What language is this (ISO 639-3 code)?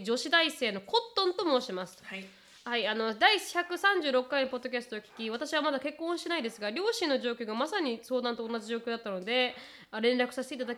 jpn